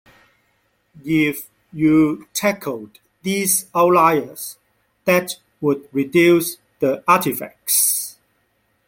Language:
English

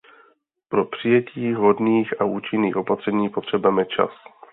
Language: Czech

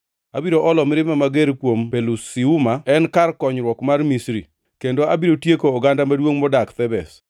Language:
Luo (Kenya and Tanzania)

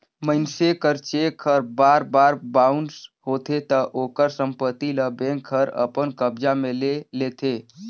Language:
Chhattisgarhi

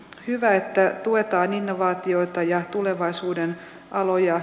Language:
Finnish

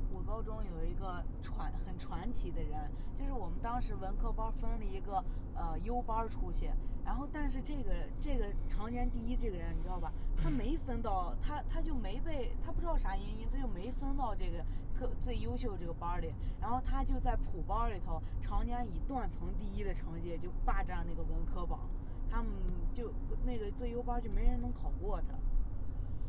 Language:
Chinese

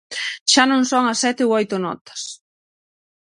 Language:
Galician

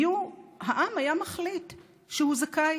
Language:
Hebrew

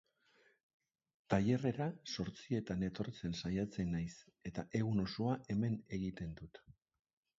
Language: Basque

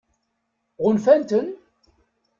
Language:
Kabyle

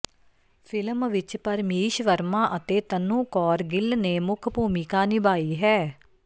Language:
Punjabi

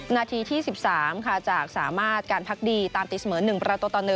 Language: Thai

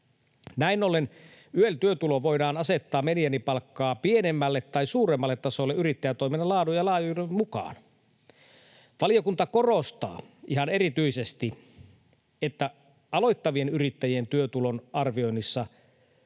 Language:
Finnish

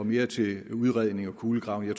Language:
Danish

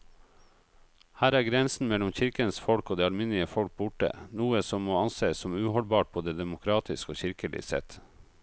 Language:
Norwegian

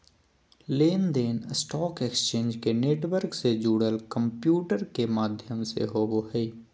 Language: Magahi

